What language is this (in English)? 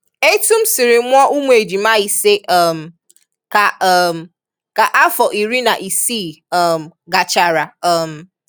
Igbo